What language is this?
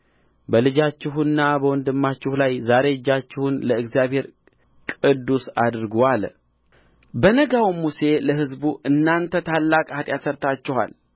Amharic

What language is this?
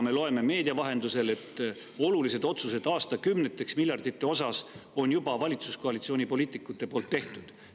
Estonian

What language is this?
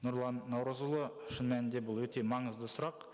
Kazakh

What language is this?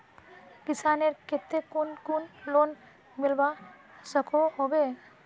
Magahi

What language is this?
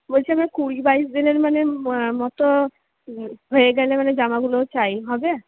Bangla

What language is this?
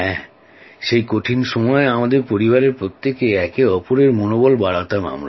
Bangla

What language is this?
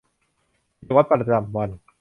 Thai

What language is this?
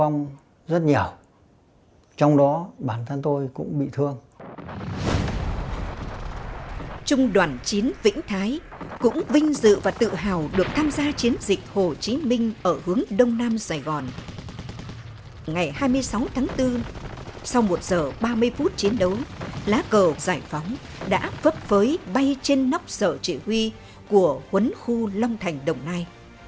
Vietnamese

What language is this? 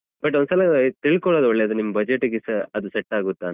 Kannada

